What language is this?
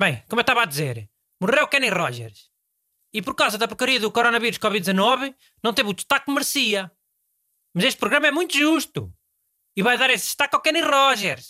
Portuguese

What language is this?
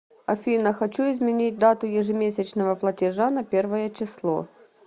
Russian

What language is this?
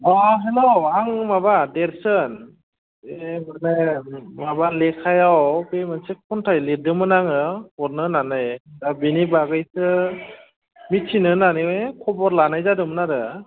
Bodo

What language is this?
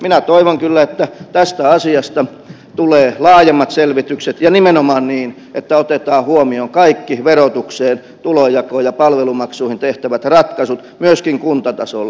Finnish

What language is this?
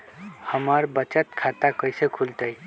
Magahi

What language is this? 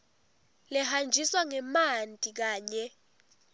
Swati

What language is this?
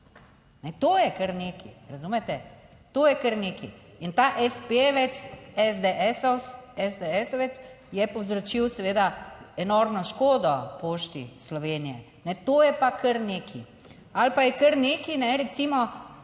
Slovenian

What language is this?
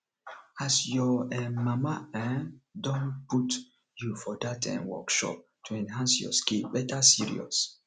Nigerian Pidgin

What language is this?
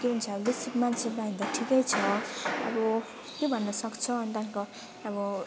Nepali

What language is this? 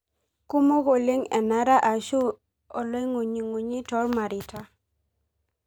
Masai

